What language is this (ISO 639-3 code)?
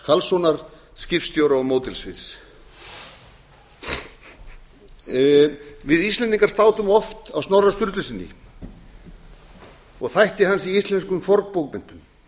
isl